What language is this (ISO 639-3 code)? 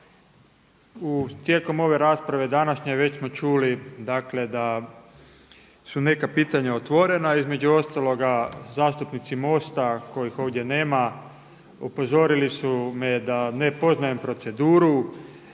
hrv